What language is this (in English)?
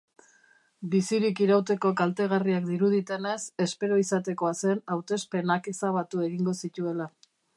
Basque